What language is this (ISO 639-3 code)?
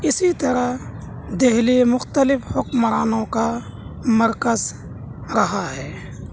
urd